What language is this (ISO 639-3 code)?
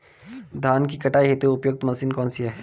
hin